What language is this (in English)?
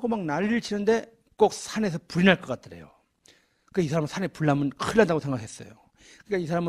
Korean